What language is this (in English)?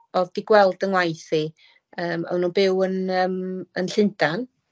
Welsh